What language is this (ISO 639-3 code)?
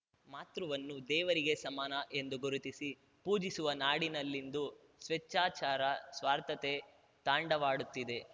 kan